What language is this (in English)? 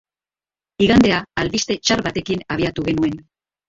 Basque